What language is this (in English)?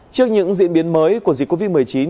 Vietnamese